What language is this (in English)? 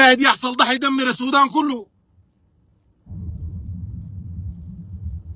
Arabic